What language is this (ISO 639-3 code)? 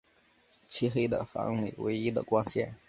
zho